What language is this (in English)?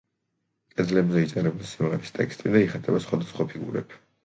Georgian